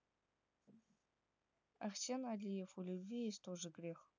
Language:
Russian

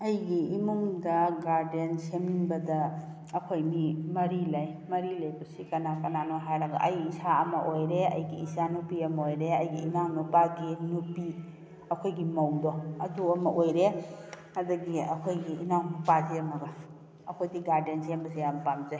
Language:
Manipuri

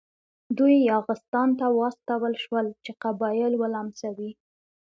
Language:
Pashto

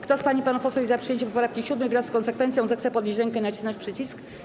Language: Polish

